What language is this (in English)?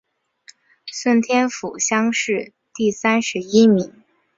Chinese